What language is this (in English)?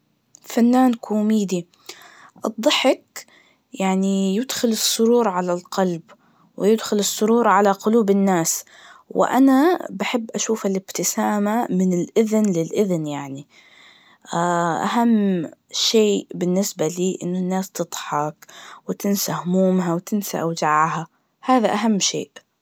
Najdi Arabic